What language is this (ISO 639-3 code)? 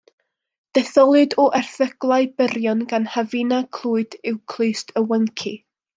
cym